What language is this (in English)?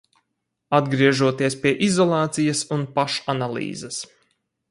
Latvian